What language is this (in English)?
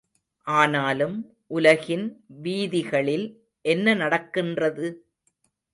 Tamil